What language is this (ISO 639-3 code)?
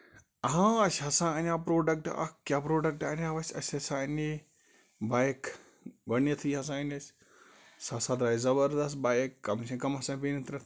kas